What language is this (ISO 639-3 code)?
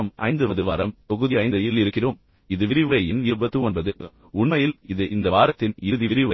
tam